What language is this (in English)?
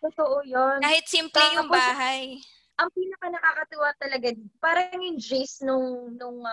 Filipino